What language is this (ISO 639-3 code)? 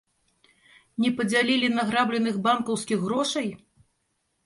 bel